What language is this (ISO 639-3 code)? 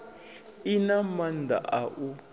ven